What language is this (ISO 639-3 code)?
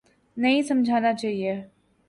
urd